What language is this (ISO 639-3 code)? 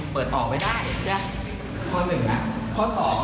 tha